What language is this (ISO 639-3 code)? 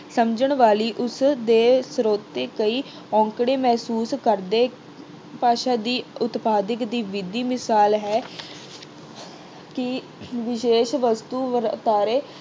pan